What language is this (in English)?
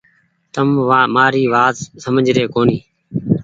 Goaria